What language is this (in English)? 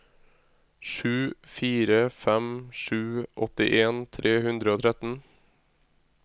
Norwegian